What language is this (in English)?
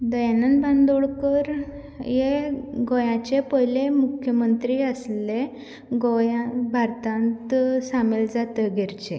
Konkani